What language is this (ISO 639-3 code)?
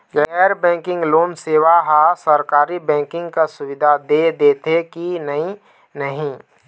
hne